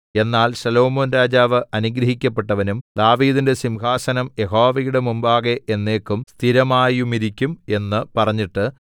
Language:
Malayalam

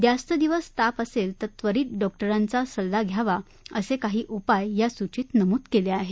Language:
Marathi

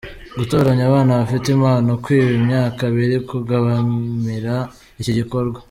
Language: Kinyarwanda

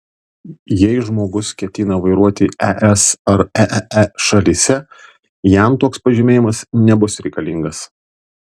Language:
Lithuanian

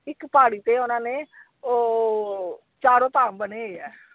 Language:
Punjabi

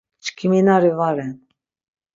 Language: Laz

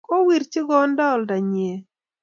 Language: Kalenjin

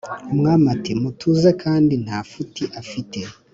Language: Kinyarwanda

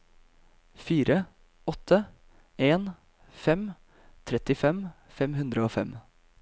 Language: Norwegian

